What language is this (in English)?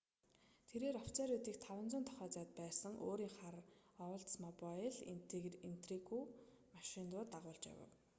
Mongolian